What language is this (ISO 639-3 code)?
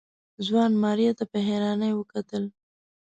pus